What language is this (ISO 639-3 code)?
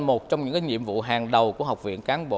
vie